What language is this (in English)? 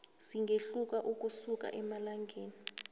South Ndebele